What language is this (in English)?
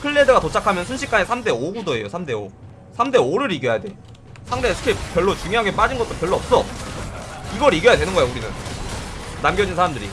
Korean